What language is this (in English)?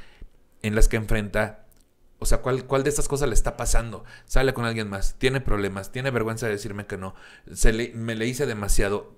Spanish